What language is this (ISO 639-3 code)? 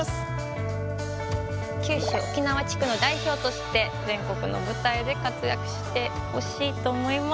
jpn